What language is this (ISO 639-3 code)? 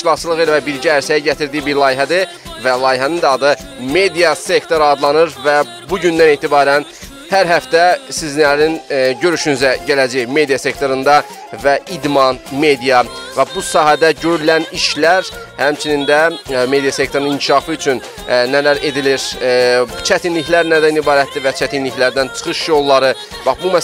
tur